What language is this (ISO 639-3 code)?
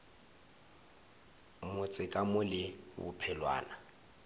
nso